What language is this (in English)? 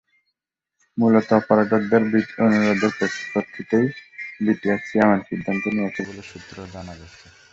Bangla